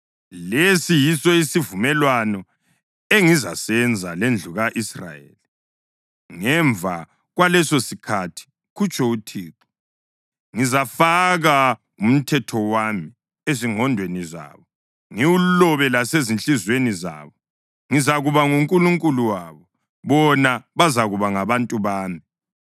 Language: North Ndebele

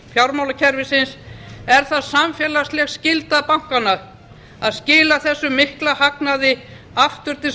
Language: Icelandic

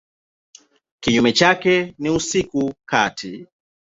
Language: Swahili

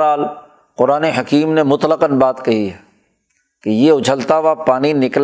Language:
Urdu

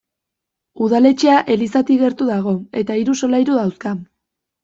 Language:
Basque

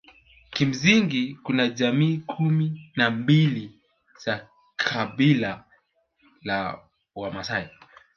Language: Swahili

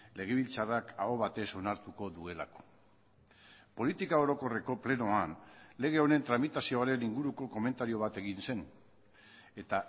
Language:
Basque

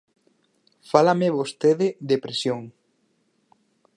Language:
Galician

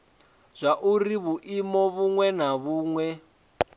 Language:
Venda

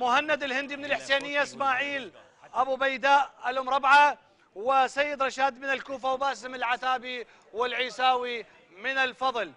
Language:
Arabic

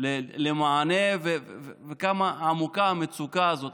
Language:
Hebrew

